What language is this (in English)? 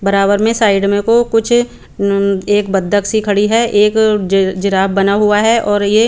Hindi